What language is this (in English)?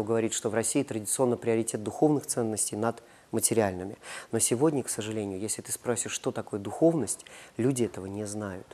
Russian